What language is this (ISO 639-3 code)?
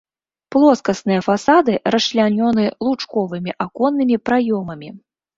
bel